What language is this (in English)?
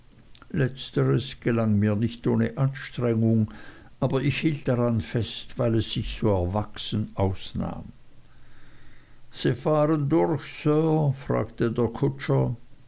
German